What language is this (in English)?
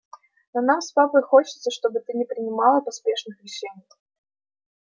Russian